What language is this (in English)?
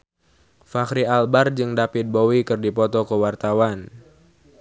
Sundanese